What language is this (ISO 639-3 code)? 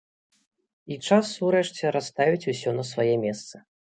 bel